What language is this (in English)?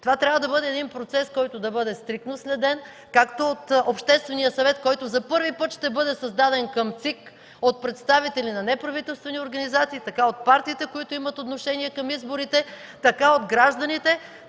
Bulgarian